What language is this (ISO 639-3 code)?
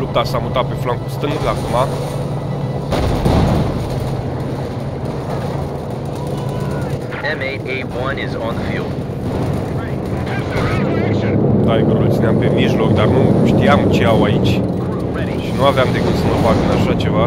ron